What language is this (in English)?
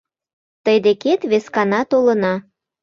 Mari